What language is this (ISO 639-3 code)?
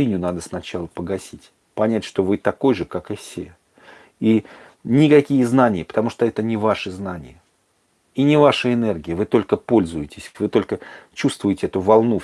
rus